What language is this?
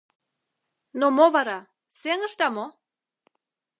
Mari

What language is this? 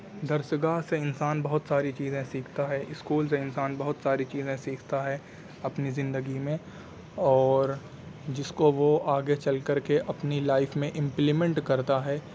Urdu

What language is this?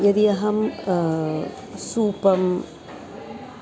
Sanskrit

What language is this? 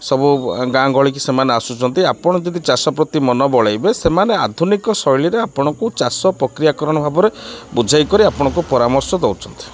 Odia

